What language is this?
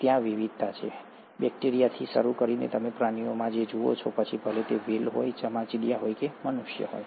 Gujarati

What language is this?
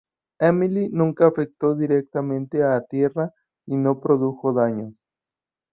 Spanish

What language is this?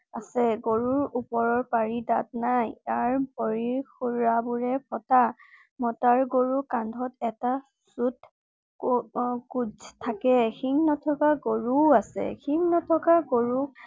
Assamese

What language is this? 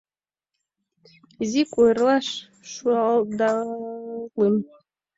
Mari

